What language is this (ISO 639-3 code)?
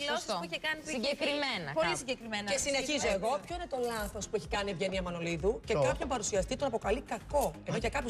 ell